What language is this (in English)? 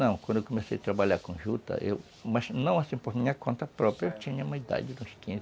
Portuguese